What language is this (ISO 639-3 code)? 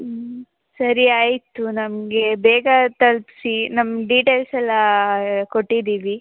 kan